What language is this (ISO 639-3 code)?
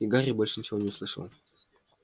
rus